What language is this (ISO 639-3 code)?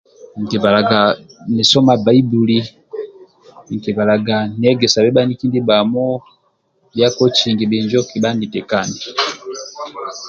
rwm